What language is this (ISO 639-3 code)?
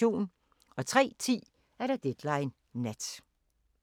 dan